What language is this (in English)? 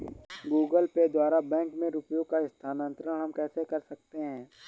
Hindi